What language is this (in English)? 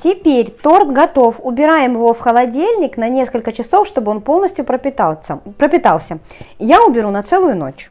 Russian